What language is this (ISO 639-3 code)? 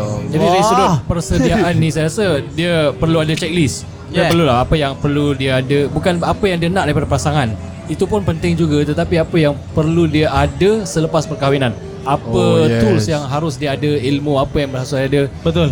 msa